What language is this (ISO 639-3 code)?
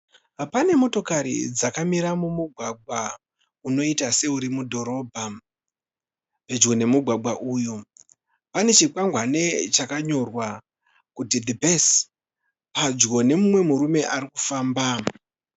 sna